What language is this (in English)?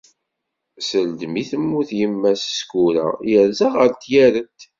Kabyle